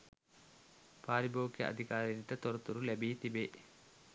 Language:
Sinhala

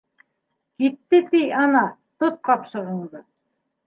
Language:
Bashkir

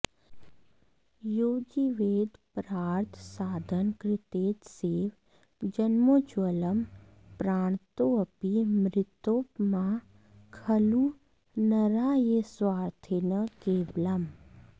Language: Sanskrit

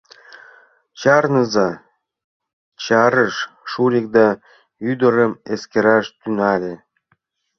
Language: Mari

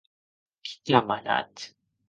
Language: Occitan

